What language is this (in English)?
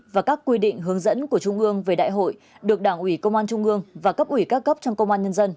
Vietnamese